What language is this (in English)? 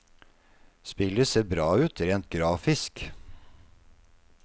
Norwegian